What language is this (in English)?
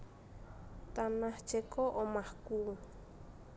Javanese